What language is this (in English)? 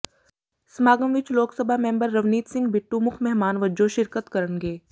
Punjabi